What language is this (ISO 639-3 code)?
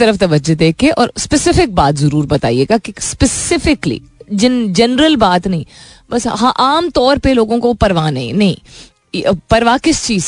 hin